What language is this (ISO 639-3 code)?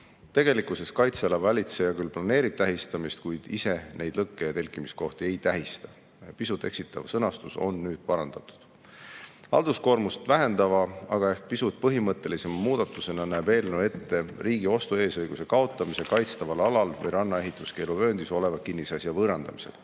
est